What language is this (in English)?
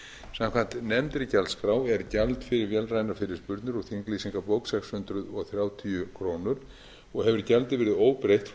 Icelandic